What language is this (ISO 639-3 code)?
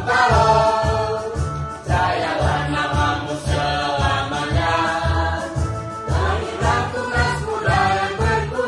ind